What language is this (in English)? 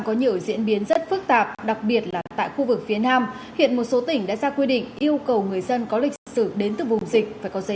Vietnamese